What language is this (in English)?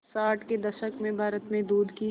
Hindi